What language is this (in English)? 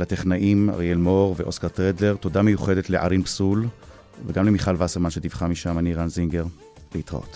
Hebrew